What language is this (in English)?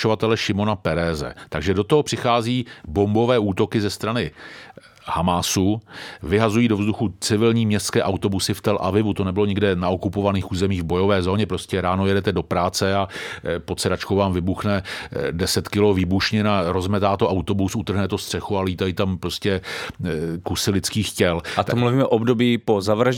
Czech